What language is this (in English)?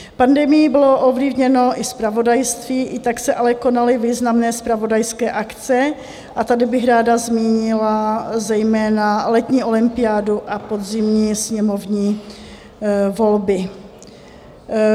Czech